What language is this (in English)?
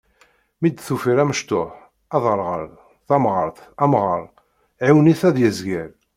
Kabyle